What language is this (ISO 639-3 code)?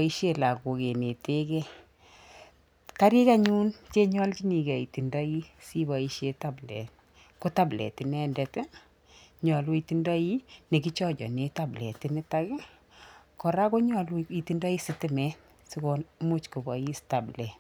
kln